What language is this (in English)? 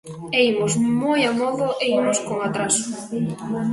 Galician